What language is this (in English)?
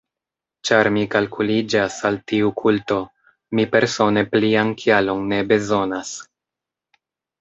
Esperanto